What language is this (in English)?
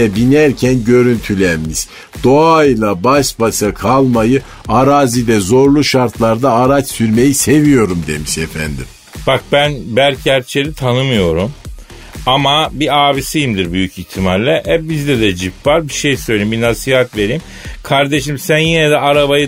Turkish